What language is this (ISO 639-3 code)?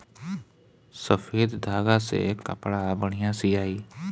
bho